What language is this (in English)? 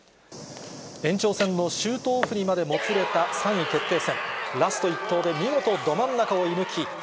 Japanese